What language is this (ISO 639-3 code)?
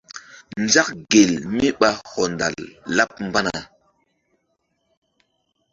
mdd